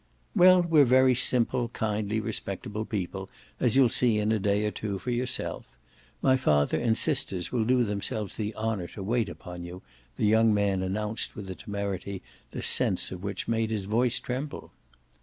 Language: English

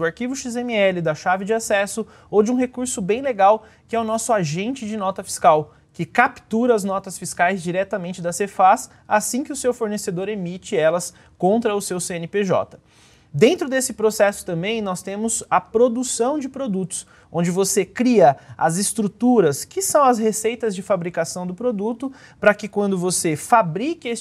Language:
Portuguese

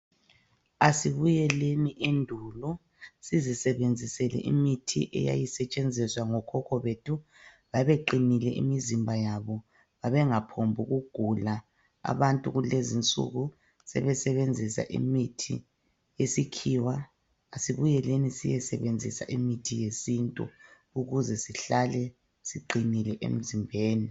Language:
North Ndebele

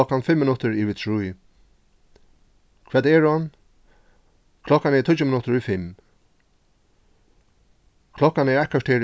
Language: Faroese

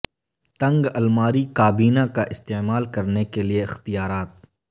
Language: Urdu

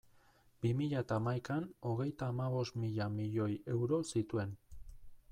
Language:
Basque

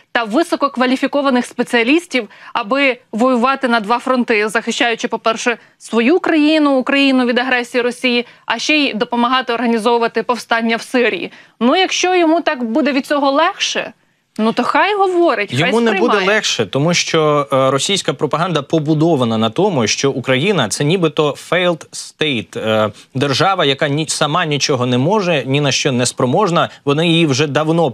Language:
Ukrainian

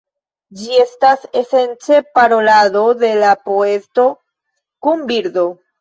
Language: Esperanto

